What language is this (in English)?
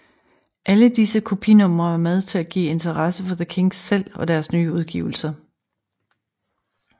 Danish